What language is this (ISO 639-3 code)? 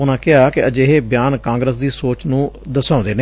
pan